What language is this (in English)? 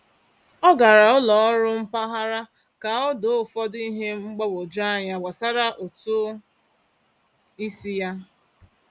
Igbo